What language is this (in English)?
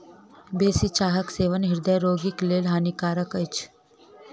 Maithili